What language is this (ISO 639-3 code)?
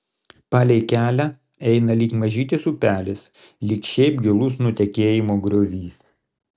lit